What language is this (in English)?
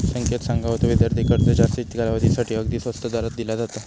Marathi